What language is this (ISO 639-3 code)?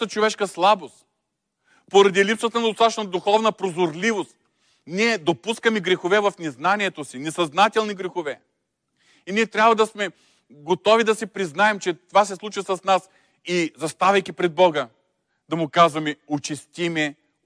bul